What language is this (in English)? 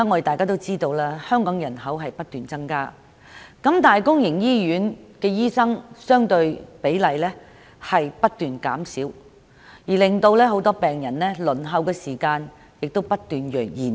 Cantonese